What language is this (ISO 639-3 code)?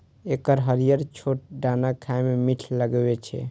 mai